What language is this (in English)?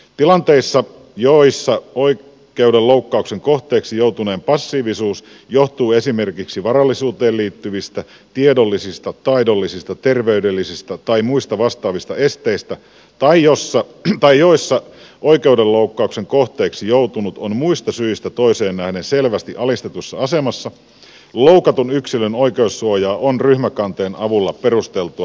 Finnish